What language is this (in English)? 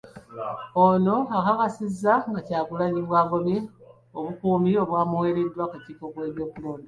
Ganda